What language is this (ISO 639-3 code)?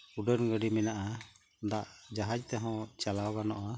sat